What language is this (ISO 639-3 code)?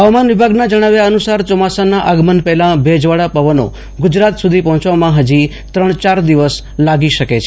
guj